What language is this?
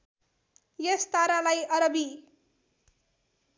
Nepali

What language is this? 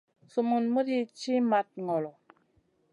Masana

